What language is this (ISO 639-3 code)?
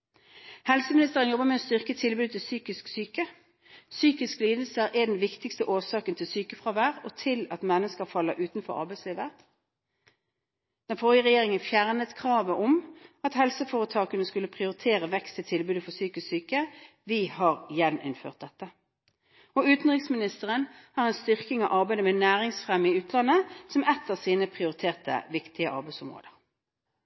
nob